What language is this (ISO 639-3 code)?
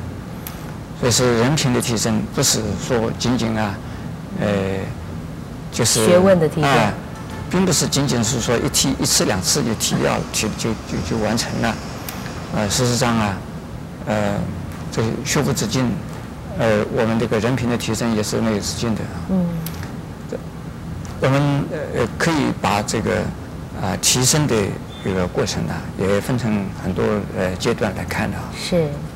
zho